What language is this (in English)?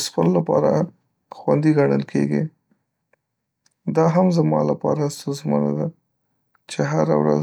Pashto